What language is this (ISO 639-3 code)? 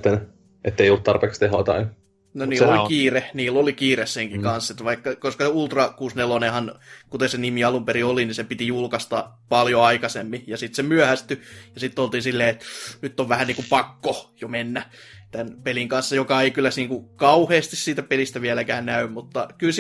fin